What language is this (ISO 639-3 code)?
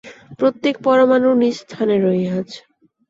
ben